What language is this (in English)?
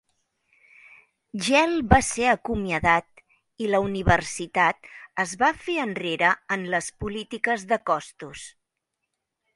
Catalan